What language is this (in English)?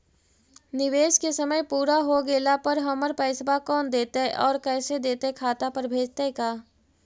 Magahi